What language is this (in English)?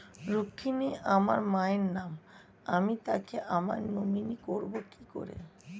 Bangla